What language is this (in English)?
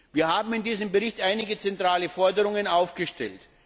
German